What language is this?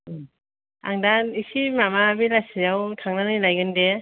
Bodo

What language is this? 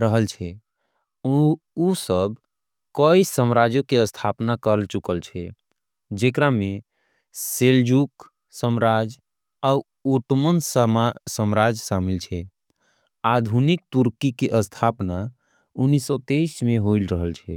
Angika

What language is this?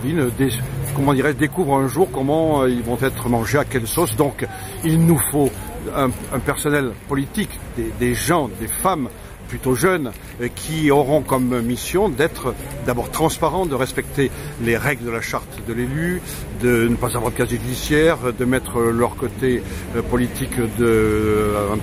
French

